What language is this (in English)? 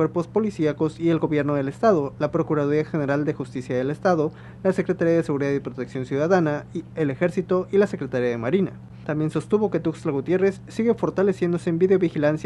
Spanish